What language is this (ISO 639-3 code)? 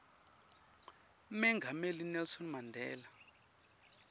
ssw